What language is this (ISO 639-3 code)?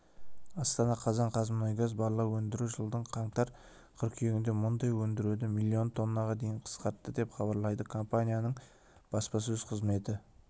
kaz